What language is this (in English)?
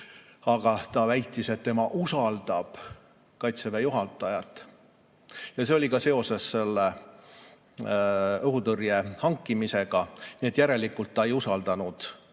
Estonian